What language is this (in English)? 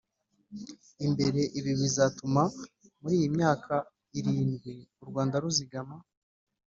Kinyarwanda